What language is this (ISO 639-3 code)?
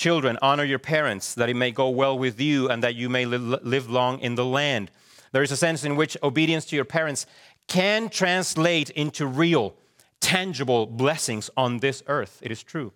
eng